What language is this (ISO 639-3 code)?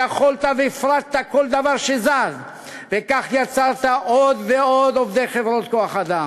heb